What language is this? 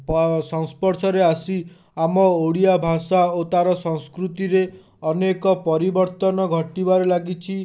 Odia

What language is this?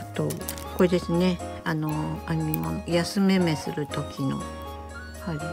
Japanese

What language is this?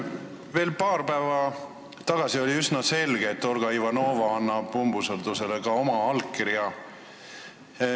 Estonian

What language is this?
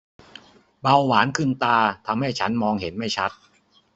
Thai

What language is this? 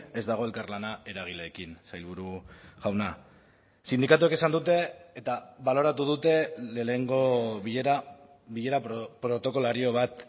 Basque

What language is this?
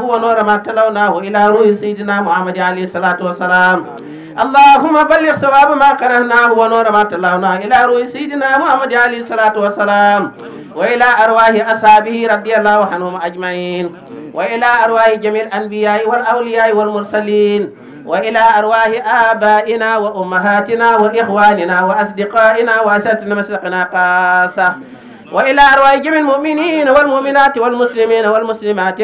Arabic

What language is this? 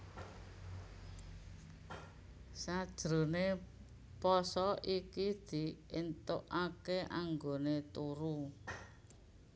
Javanese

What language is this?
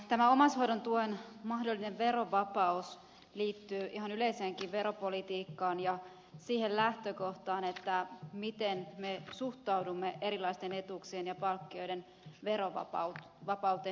Finnish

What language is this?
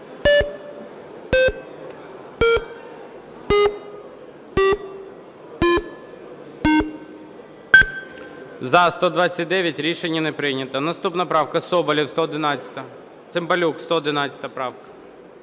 Ukrainian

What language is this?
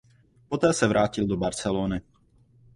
Czech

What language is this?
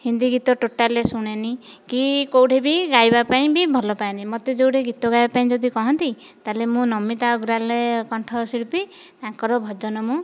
Odia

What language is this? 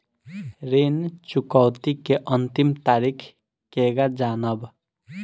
Bhojpuri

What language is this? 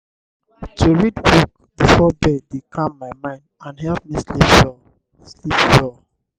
Nigerian Pidgin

